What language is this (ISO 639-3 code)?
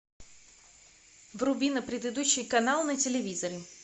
rus